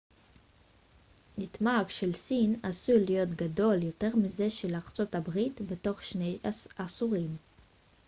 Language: Hebrew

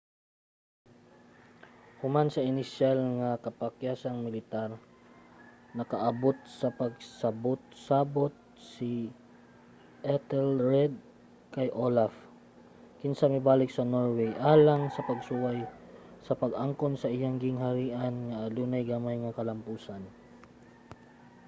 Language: Cebuano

